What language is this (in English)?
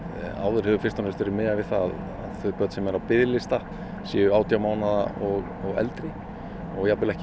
Icelandic